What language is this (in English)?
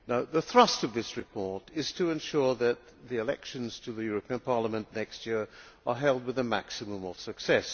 English